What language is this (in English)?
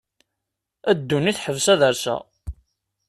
Kabyle